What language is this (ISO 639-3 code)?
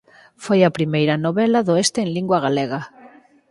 glg